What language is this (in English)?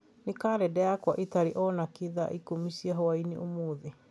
Kikuyu